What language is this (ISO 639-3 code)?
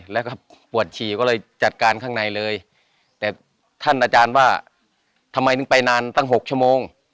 tha